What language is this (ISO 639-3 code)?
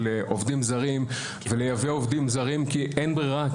heb